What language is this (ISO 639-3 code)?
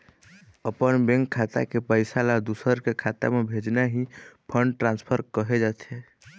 hne